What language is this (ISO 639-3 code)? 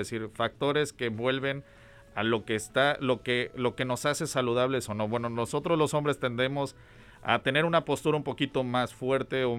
spa